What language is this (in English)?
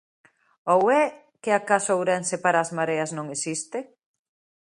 Galician